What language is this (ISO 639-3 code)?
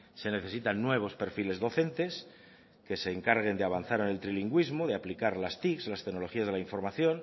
spa